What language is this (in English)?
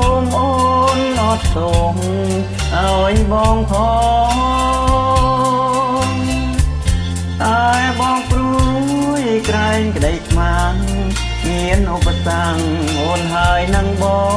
Khmer